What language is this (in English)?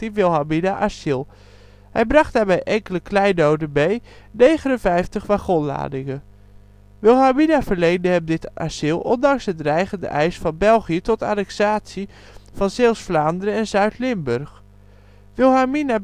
Dutch